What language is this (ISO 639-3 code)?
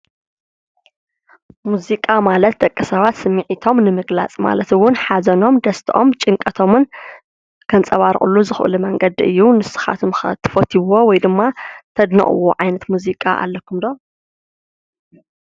tir